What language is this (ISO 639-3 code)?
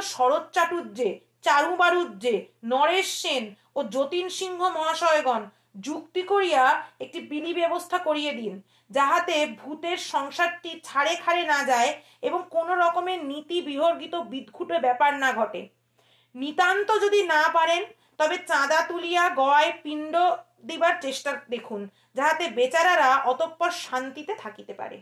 ben